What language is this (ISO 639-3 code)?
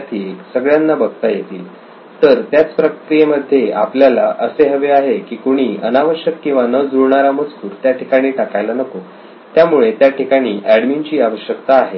mar